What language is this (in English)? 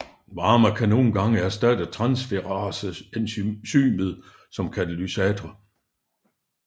Danish